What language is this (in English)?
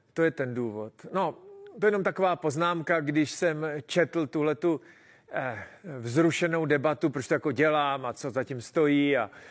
Czech